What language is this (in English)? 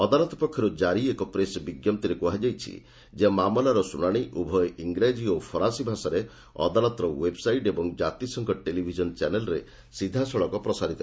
Odia